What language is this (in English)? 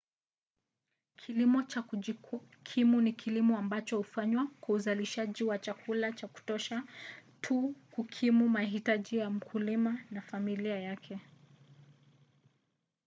Swahili